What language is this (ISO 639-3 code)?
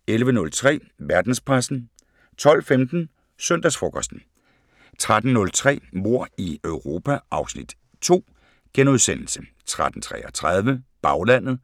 dan